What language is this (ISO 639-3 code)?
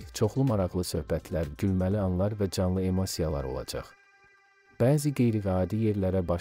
tur